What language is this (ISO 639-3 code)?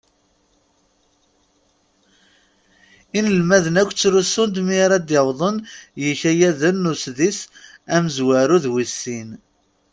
kab